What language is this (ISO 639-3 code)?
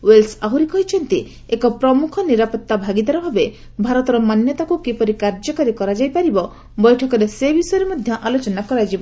ori